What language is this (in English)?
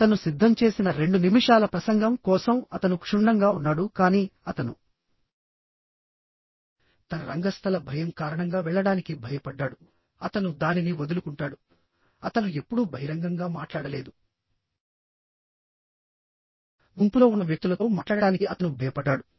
Telugu